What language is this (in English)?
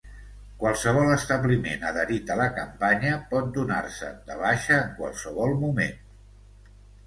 Catalan